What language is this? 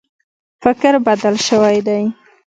Pashto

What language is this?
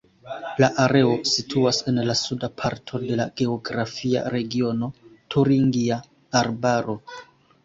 Esperanto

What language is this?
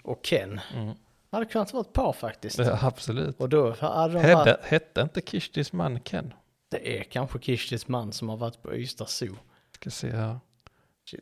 Swedish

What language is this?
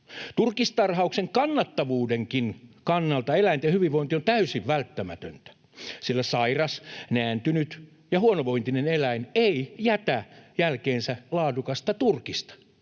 Finnish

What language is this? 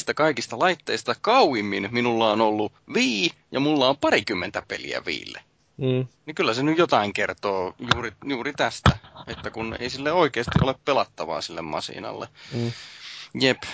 Finnish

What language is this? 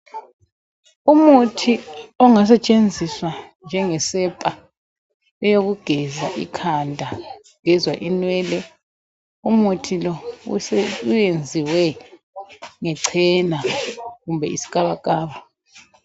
North Ndebele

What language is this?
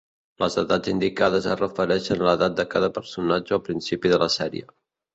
Catalan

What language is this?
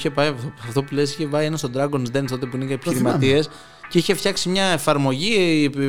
Greek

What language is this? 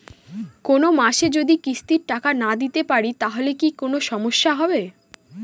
Bangla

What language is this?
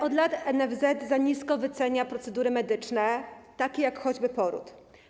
Polish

